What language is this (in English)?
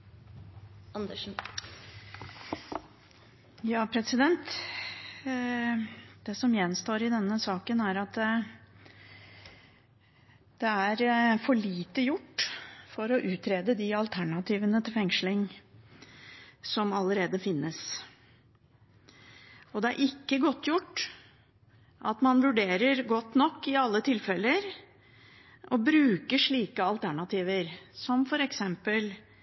Norwegian Bokmål